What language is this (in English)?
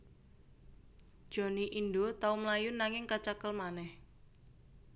Javanese